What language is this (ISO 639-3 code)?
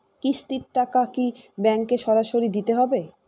ben